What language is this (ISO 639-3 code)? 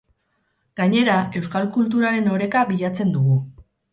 eus